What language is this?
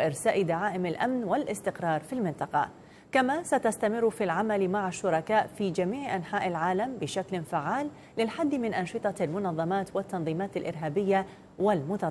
Arabic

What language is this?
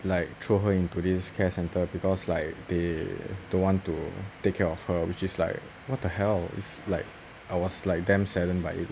English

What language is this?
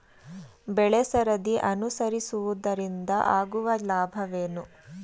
Kannada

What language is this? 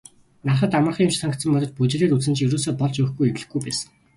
Mongolian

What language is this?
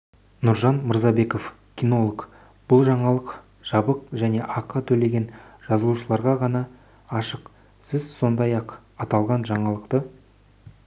Kazakh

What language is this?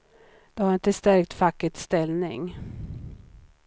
Swedish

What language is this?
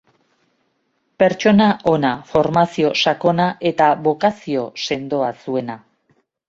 Basque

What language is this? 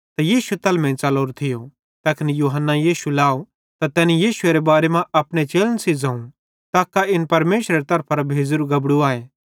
Bhadrawahi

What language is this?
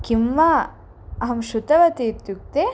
Sanskrit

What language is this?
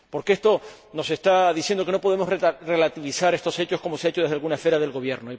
Spanish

